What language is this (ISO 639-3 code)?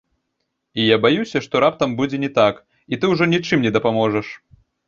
bel